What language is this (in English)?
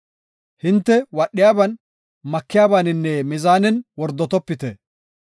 Gofa